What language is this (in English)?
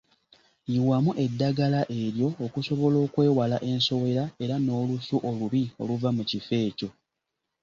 Ganda